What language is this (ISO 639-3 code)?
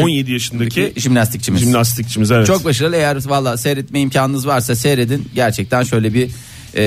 tur